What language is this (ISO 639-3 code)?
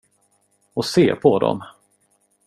swe